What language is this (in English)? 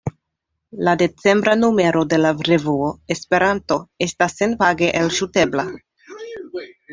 Esperanto